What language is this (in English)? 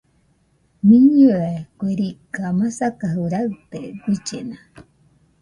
Nüpode Huitoto